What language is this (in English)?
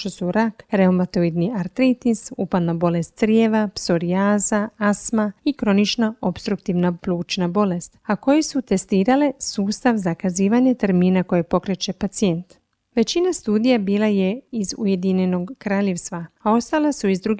Croatian